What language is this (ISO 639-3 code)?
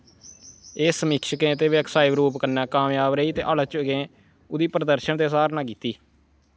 doi